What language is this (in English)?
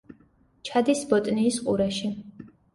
Georgian